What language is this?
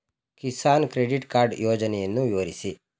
Kannada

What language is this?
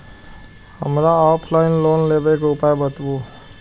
Maithili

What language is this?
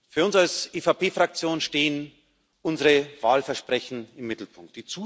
German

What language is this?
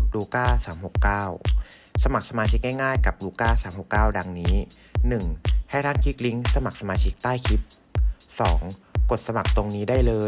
Thai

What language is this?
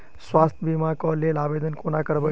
Maithili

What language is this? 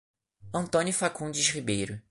Portuguese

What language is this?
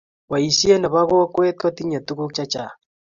Kalenjin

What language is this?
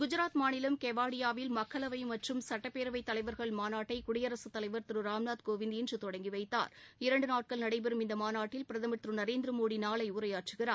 Tamil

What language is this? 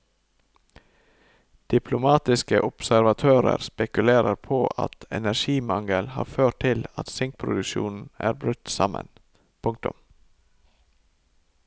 Norwegian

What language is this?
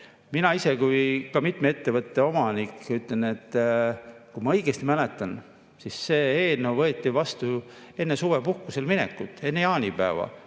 Estonian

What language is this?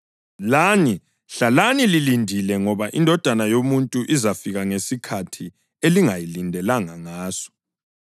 North Ndebele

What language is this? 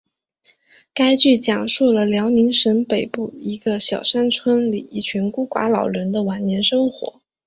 Chinese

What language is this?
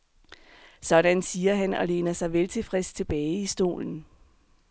Danish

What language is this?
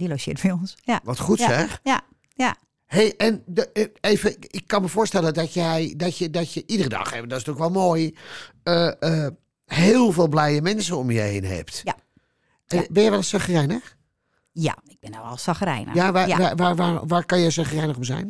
Dutch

